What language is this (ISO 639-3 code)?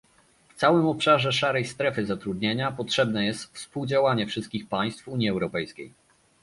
pol